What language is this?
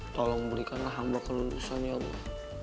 Indonesian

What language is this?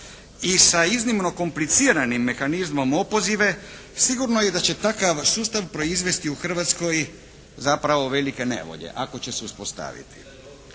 Croatian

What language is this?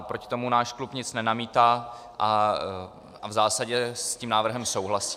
Czech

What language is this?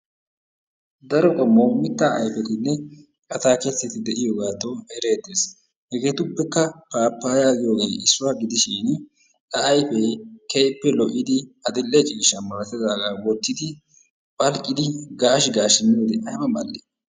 Wolaytta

